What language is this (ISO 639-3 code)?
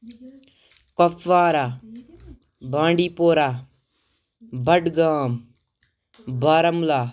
kas